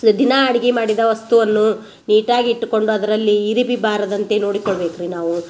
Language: Kannada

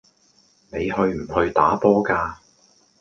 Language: Cantonese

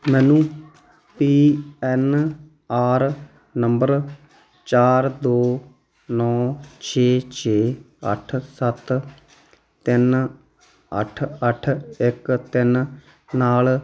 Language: Punjabi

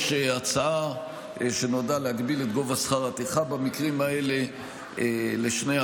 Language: Hebrew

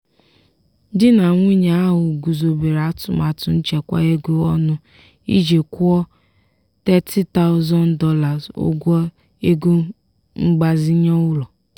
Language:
Igbo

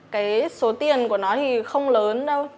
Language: Vietnamese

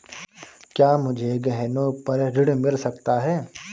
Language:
Hindi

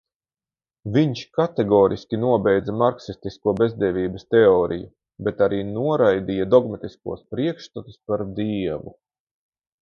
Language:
Latvian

